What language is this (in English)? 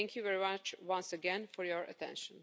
English